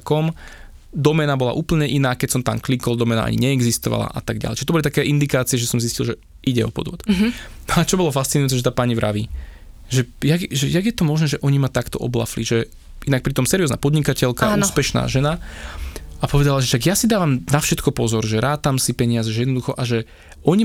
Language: Slovak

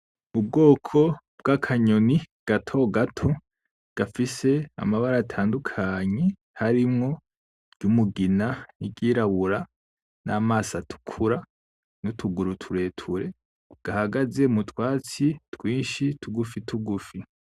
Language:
Rundi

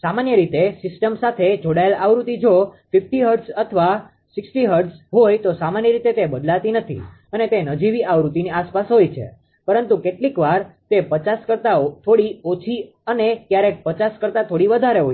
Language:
Gujarati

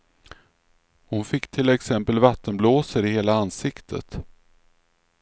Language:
Swedish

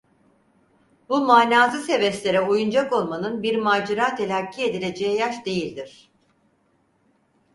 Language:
Turkish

